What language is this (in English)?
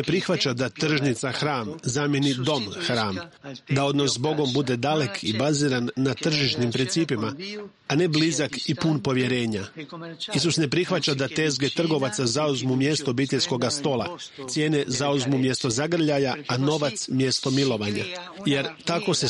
Croatian